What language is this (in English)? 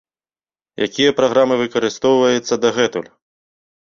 Belarusian